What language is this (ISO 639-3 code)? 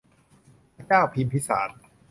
tha